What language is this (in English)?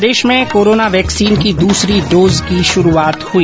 Hindi